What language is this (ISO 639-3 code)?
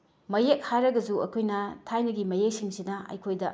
mni